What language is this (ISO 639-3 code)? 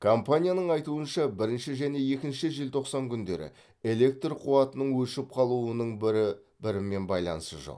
kaz